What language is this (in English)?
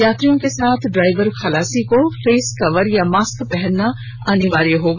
Hindi